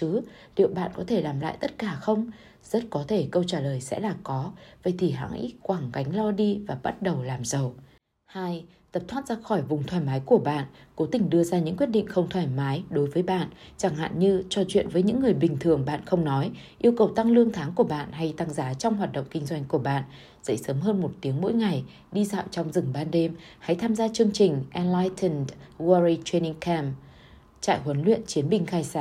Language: Vietnamese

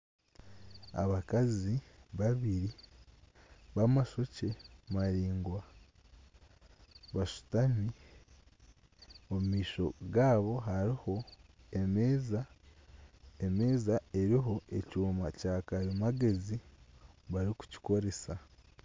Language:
Nyankole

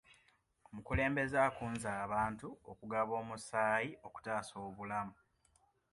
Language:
Ganda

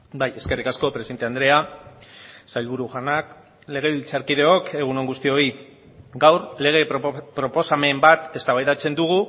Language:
Basque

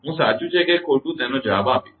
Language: Gujarati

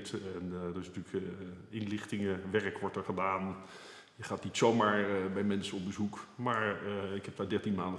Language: Dutch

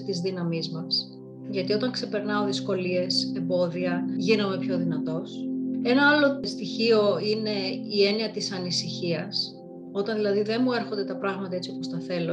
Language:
Greek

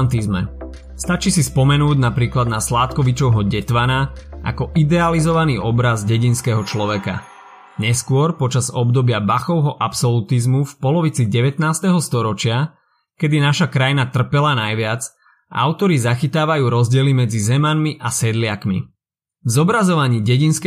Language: Slovak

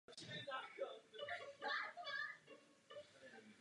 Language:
Czech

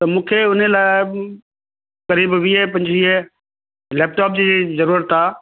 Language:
Sindhi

